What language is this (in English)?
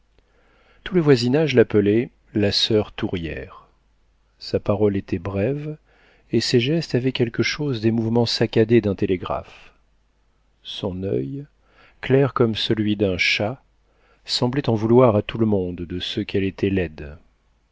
French